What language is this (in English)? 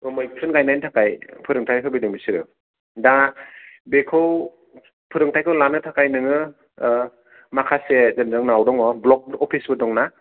Bodo